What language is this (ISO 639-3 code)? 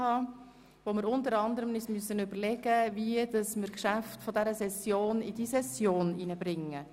gsw